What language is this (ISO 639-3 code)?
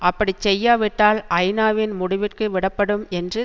tam